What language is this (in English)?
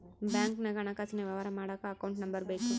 Kannada